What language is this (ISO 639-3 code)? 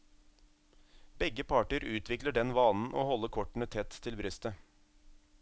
nor